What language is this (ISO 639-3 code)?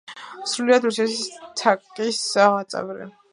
kat